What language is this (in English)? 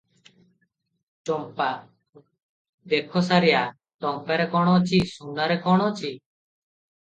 Odia